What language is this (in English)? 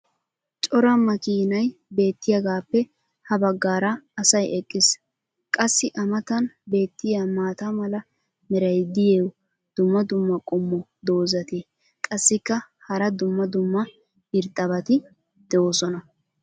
Wolaytta